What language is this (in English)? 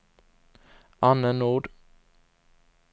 Swedish